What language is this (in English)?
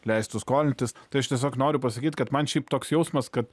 Lithuanian